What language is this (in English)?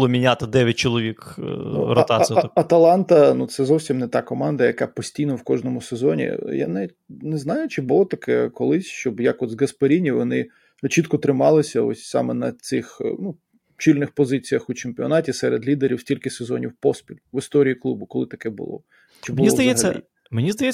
Ukrainian